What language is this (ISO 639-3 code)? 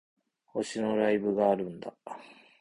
jpn